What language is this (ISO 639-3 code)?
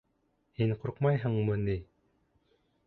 bak